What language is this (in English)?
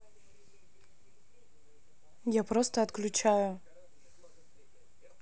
Russian